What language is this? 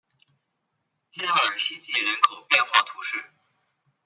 Chinese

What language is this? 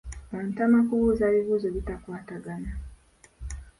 Ganda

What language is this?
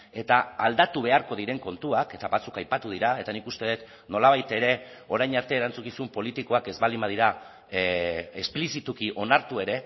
Basque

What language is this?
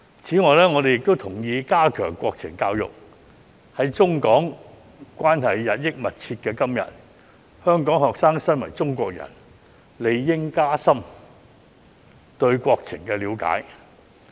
Cantonese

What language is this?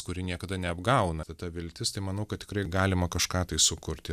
Lithuanian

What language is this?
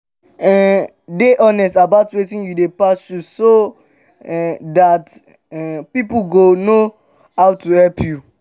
Nigerian Pidgin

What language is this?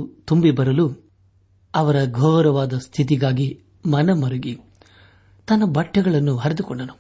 Kannada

